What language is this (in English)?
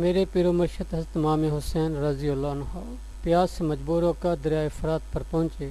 Urdu